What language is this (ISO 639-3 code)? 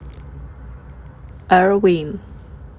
rus